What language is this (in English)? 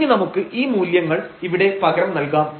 Malayalam